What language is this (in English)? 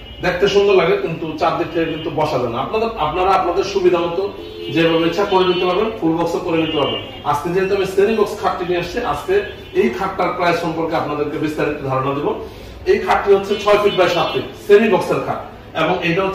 Bangla